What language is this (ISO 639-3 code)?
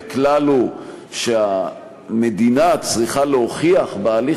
heb